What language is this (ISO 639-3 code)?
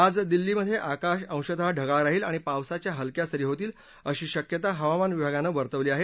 mar